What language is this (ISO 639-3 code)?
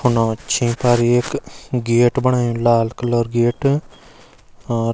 gbm